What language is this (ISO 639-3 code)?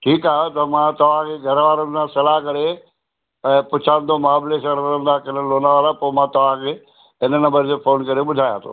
snd